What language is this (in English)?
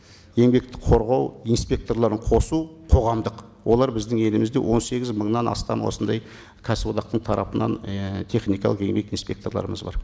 Kazakh